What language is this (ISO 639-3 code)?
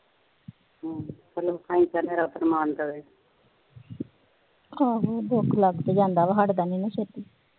pan